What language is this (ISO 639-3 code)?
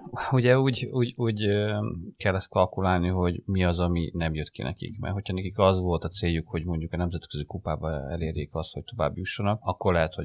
hun